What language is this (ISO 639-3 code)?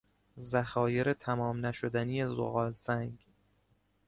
fas